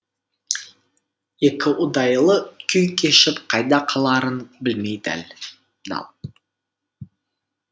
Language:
Kazakh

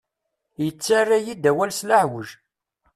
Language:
Kabyle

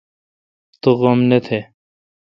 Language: Kalkoti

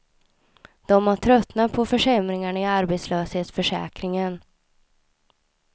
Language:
Swedish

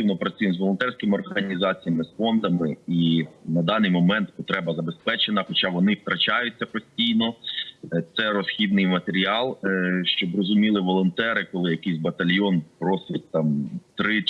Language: Ukrainian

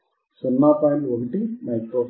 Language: Telugu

